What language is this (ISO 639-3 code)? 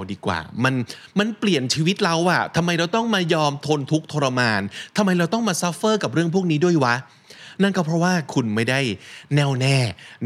tha